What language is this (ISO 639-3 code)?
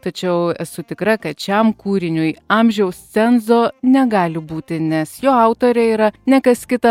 lit